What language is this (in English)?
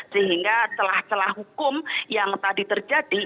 Indonesian